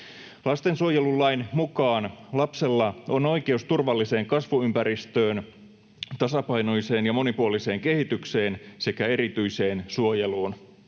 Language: Finnish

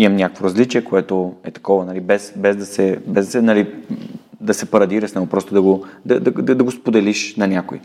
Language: Bulgarian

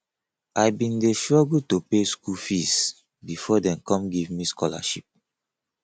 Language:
Nigerian Pidgin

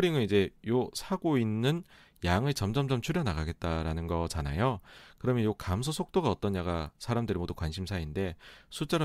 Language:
Korean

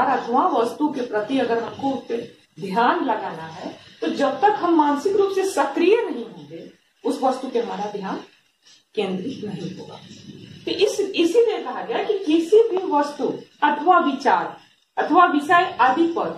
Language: Hindi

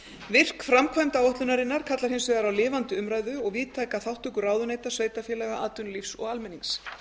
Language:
Icelandic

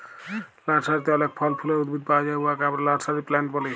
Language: Bangla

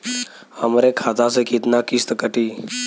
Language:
Bhojpuri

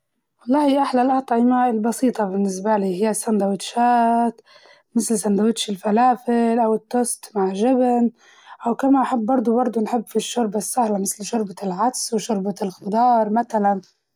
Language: Libyan Arabic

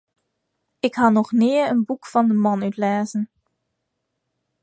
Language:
Western Frisian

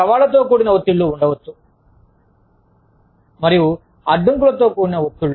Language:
Telugu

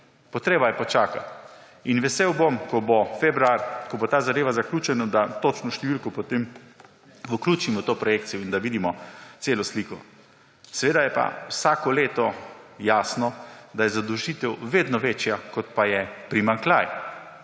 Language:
Slovenian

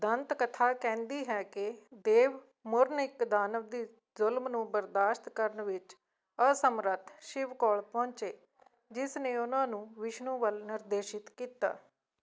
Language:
Punjabi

